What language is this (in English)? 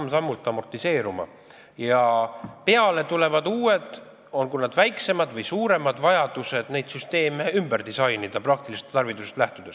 Estonian